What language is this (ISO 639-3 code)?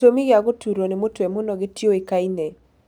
kik